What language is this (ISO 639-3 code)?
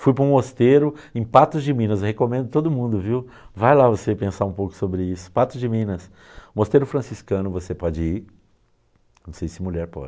por